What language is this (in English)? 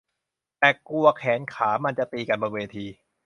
Thai